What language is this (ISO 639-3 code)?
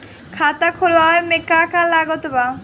bho